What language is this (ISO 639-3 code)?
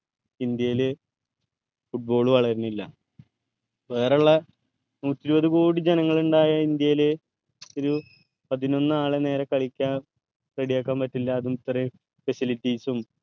mal